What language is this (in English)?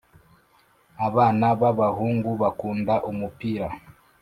Kinyarwanda